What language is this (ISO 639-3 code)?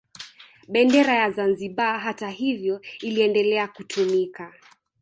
swa